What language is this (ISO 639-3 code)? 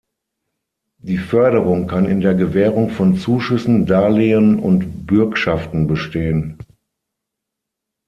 deu